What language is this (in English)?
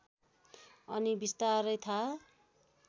Nepali